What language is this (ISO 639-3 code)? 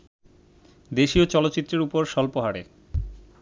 ben